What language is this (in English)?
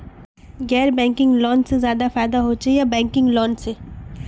Magahi